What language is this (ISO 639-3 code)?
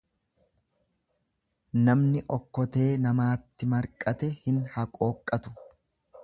orm